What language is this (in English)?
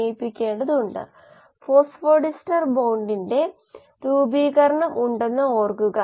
Malayalam